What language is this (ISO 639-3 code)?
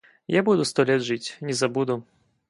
rus